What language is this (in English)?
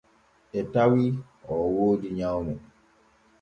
Borgu Fulfulde